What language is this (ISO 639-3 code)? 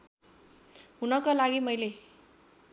nep